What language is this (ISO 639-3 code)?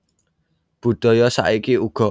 jav